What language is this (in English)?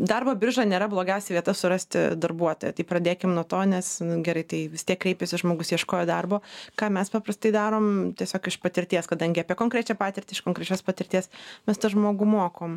Lithuanian